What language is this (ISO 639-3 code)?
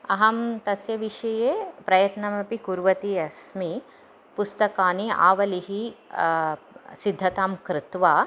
san